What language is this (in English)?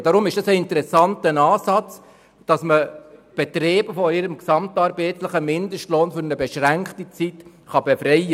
Swiss German